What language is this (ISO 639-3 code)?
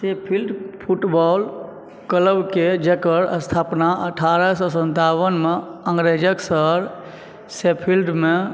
mai